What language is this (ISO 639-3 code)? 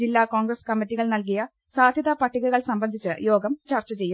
mal